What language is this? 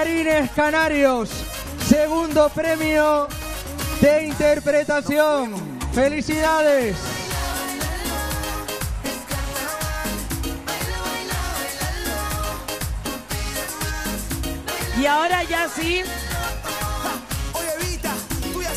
Spanish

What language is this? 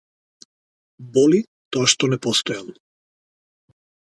Macedonian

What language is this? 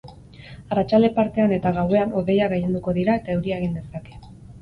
Basque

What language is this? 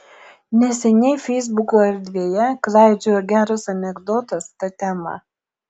Lithuanian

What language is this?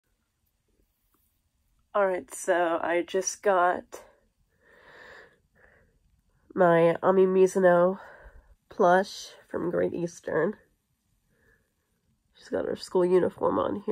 English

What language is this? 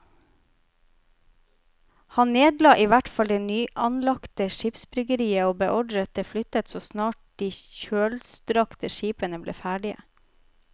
Norwegian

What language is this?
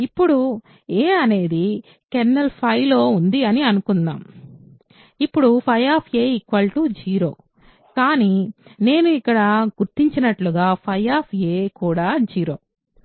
Telugu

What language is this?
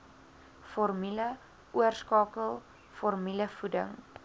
Afrikaans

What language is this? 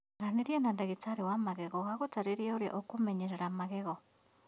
Kikuyu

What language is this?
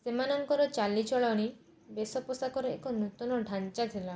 Odia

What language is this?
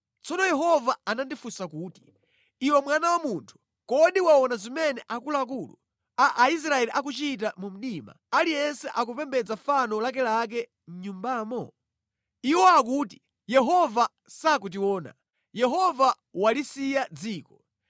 Nyanja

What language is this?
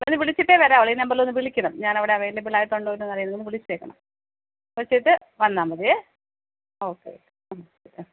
Malayalam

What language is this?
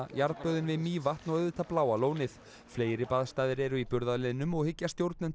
Icelandic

